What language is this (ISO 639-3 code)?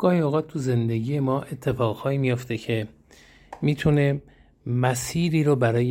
fas